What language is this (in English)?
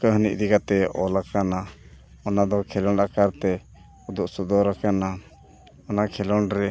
Santali